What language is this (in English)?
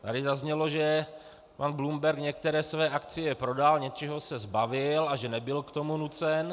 Czech